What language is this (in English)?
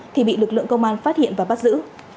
Vietnamese